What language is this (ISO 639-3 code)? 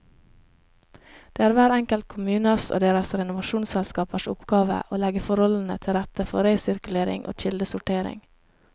nor